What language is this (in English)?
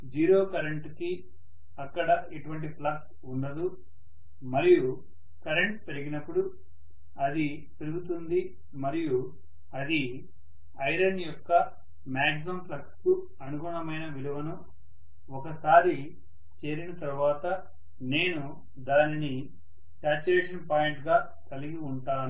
Telugu